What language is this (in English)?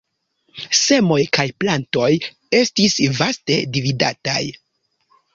Esperanto